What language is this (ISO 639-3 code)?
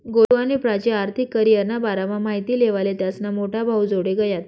mar